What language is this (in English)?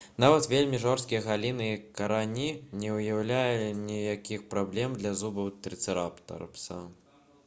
Belarusian